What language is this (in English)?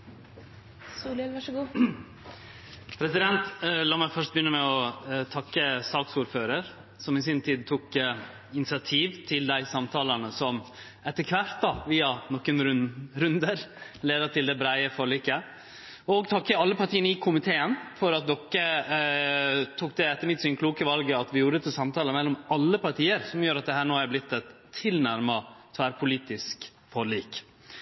Norwegian Nynorsk